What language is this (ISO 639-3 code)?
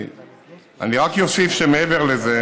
heb